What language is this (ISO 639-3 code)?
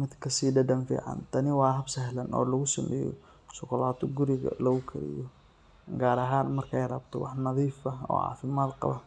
som